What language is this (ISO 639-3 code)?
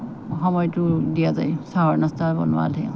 asm